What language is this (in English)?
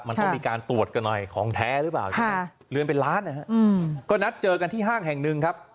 Thai